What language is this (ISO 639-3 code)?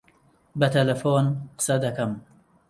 ckb